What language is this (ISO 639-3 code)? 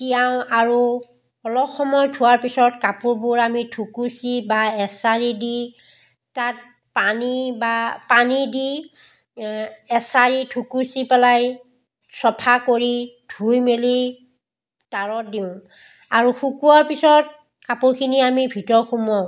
asm